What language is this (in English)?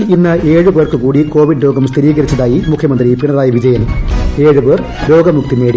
Malayalam